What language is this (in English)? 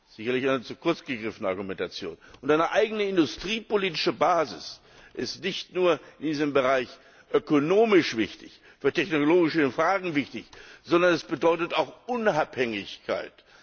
German